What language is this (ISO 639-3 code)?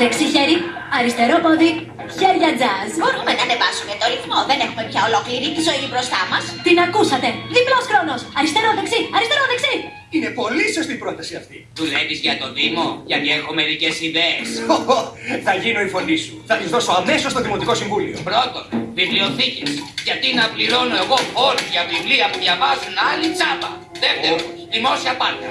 ell